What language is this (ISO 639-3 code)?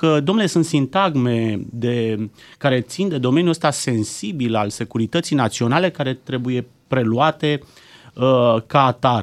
ron